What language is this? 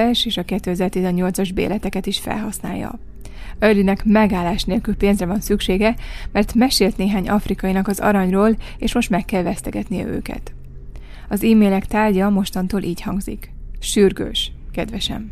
Hungarian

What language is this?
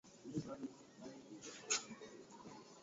Swahili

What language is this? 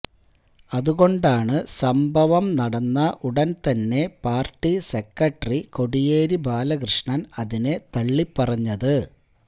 Malayalam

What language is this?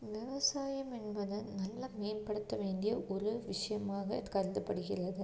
Tamil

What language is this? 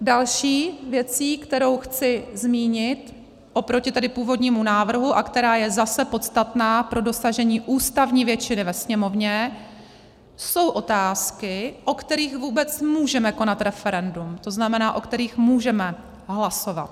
Czech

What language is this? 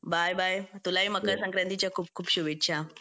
Marathi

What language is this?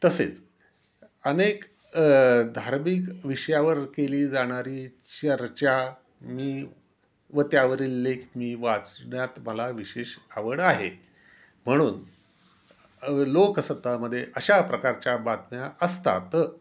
Marathi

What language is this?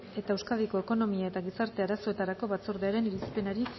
Basque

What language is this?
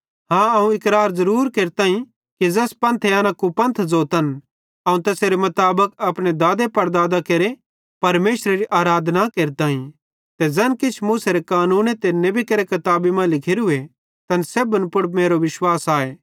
Bhadrawahi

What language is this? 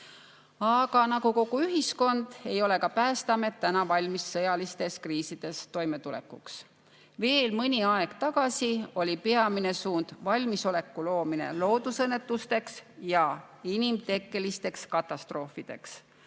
Estonian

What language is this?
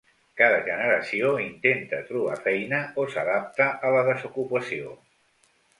Catalan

